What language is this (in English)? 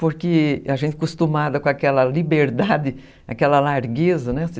Portuguese